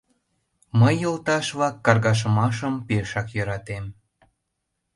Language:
Mari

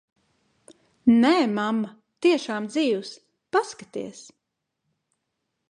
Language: Latvian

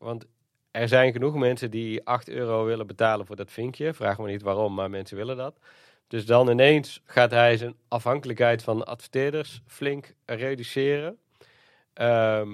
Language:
Dutch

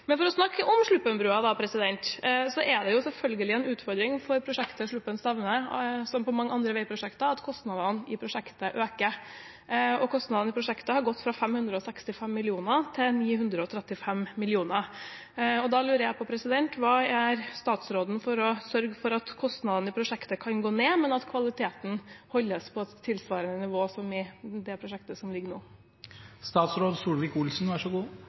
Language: Norwegian Bokmål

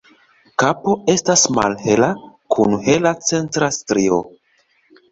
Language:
Esperanto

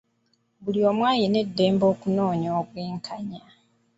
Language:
Ganda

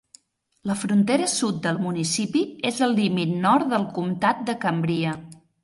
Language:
Catalan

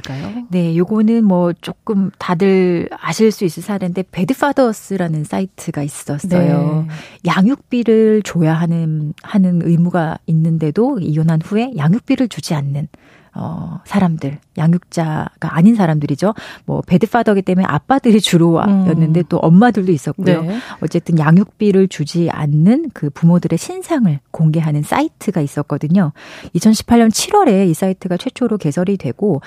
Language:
Korean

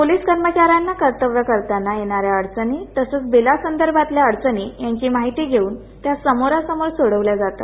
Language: Marathi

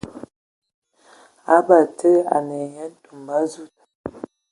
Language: Ewondo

